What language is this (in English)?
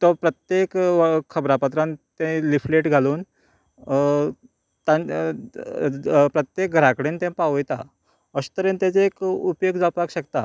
Konkani